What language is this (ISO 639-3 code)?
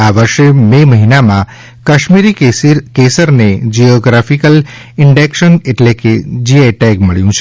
guj